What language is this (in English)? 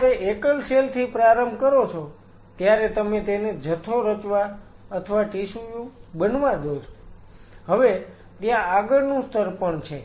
Gujarati